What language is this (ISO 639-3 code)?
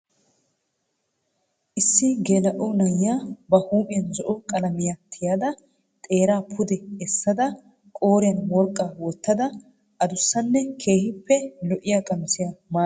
wal